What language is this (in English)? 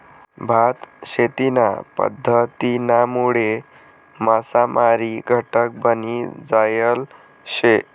Marathi